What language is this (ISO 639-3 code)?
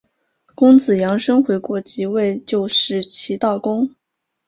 zho